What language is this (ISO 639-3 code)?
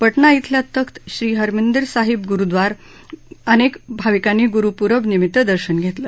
mar